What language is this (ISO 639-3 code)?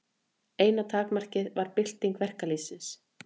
isl